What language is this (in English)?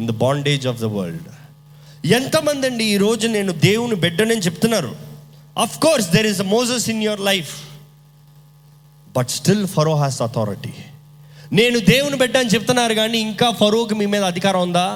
Telugu